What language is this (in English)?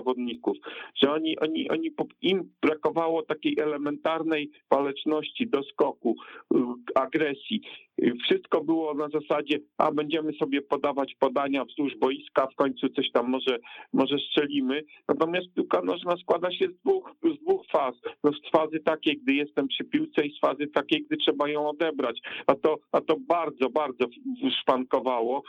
Polish